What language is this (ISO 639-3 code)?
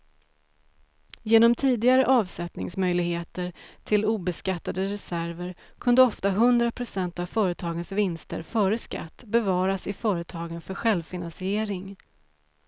swe